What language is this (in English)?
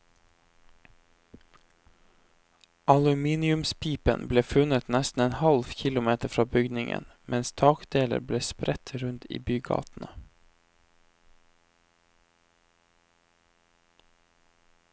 Norwegian